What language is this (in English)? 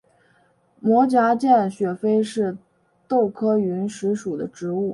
Chinese